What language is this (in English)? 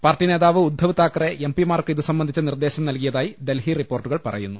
Malayalam